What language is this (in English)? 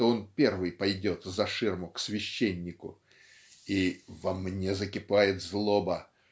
Russian